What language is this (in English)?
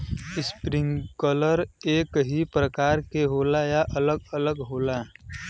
Bhojpuri